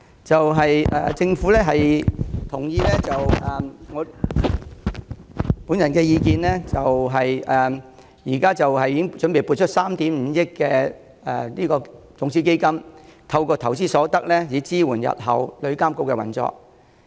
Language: Cantonese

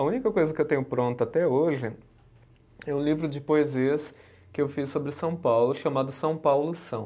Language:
Portuguese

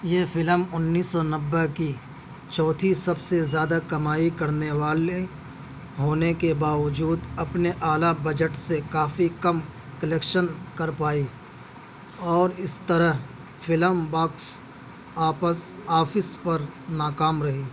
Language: Urdu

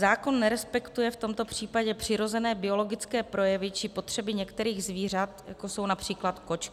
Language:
Czech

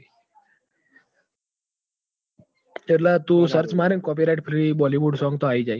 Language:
Gujarati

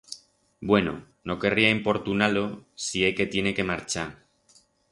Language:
Aragonese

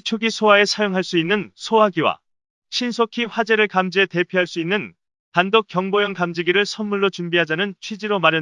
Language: Korean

